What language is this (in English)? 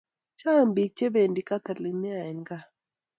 Kalenjin